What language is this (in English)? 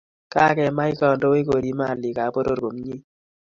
Kalenjin